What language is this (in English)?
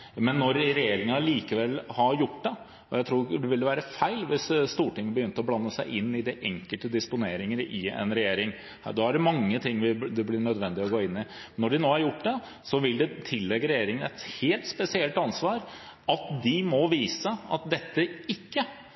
Norwegian Bokmål